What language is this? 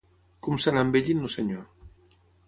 Catalan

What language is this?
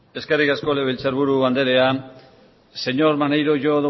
Basque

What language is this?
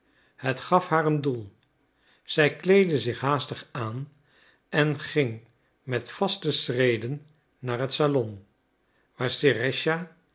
Dutch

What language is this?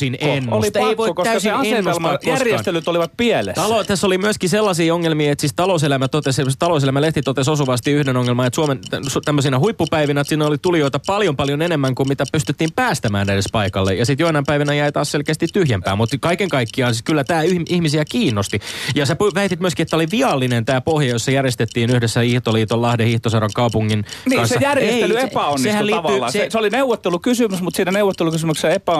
Finnish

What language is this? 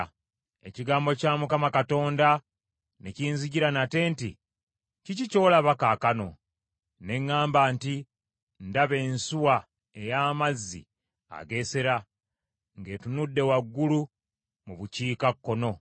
Ganda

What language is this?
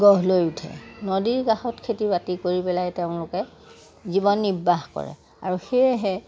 Assamese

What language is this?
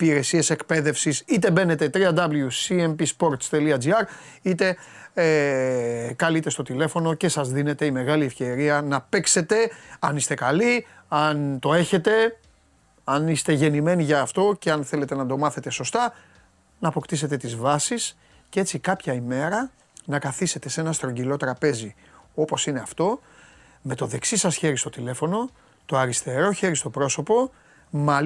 Greek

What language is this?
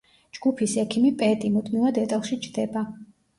Georgian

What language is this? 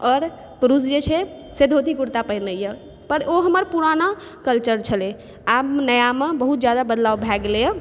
Maithili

